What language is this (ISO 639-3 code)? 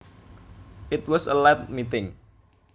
jav